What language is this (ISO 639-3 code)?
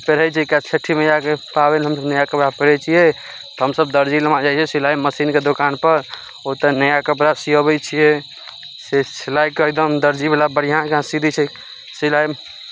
mai